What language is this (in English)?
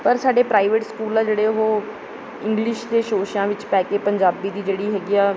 Punjabi